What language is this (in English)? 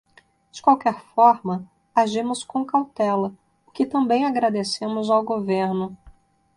Portuguese